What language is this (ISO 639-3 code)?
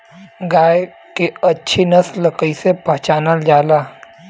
bho